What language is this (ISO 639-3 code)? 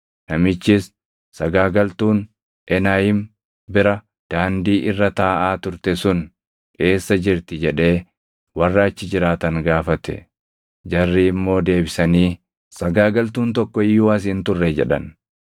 orm